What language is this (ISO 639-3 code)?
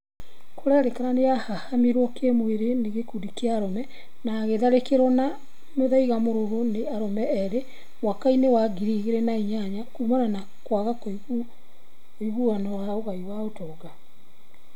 kik